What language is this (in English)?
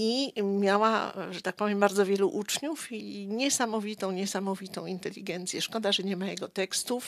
Polish